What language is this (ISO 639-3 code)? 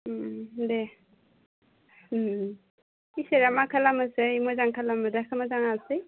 brx